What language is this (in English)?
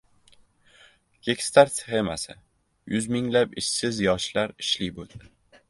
Uzbek